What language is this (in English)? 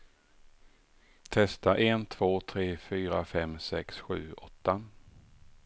Swedish